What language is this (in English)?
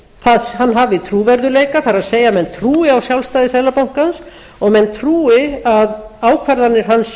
Icelandic